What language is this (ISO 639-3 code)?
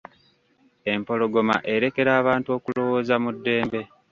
lug